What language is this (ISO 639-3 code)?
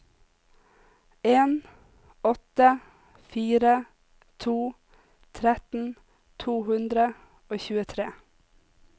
nor